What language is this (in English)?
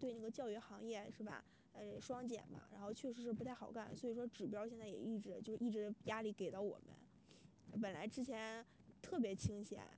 Chinese